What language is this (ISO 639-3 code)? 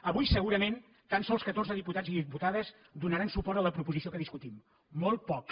cat